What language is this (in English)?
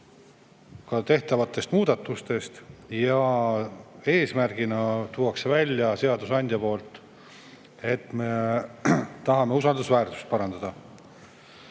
Estonian